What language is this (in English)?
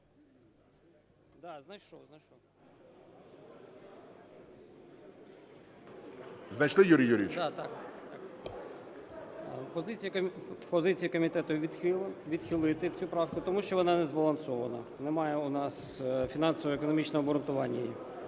Ukrainian